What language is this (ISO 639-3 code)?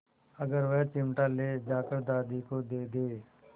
hin